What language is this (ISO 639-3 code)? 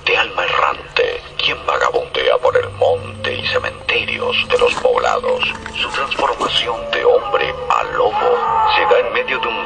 spa